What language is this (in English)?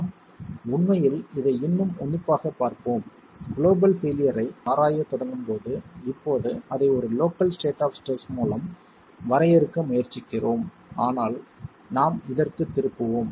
Tamil